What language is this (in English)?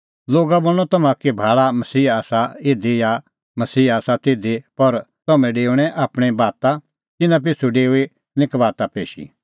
Kullu Pahari